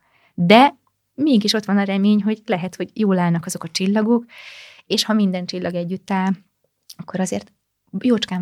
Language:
Hungarian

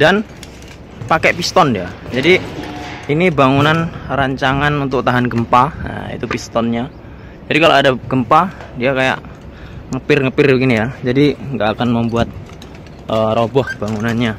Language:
Indonesian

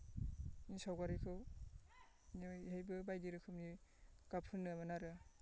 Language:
Bodo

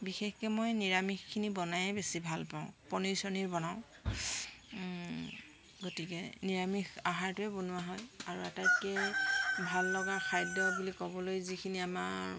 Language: Assamese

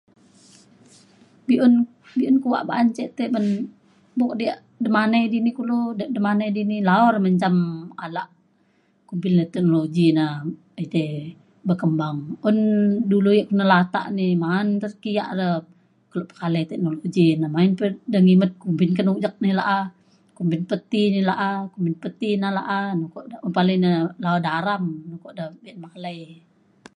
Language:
Mainstream Kenyah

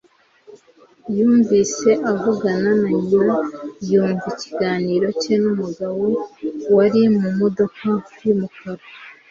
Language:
Kinyarwanda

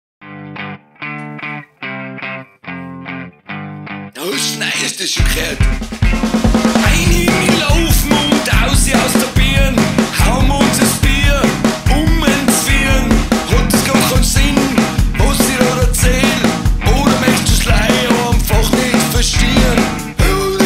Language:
Danish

